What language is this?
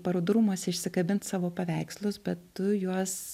Lithuanian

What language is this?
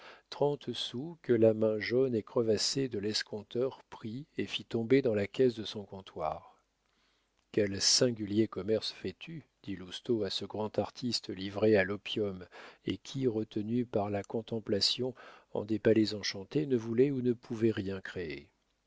French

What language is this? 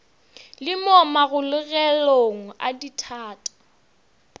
Northern Sotho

